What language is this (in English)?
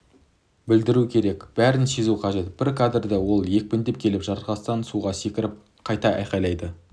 Kazakh